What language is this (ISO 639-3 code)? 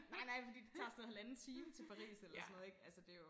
dan